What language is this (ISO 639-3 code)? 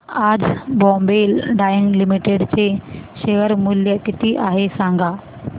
mar